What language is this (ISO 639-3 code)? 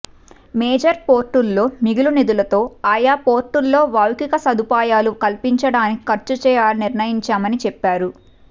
tel